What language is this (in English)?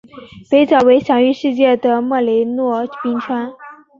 Chinese